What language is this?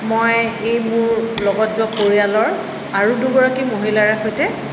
Assamese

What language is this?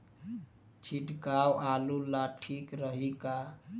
Bhojpuri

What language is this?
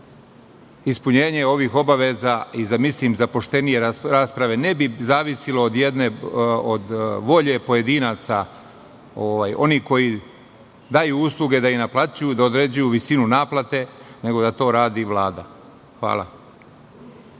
Serbian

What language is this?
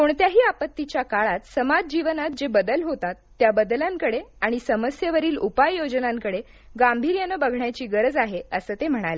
Marathi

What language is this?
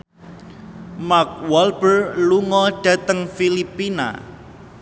Javanese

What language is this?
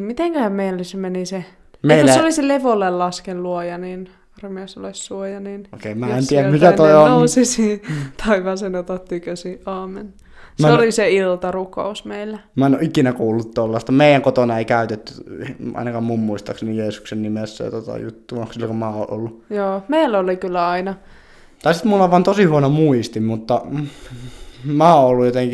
Finnish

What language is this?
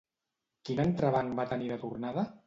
Catalan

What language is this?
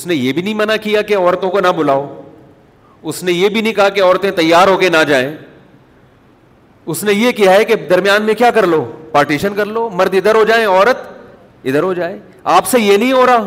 Urdu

